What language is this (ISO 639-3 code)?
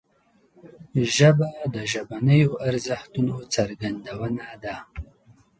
pus